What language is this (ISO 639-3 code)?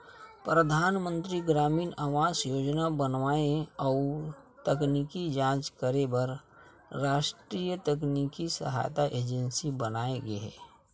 hne